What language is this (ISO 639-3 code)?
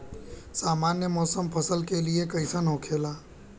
bho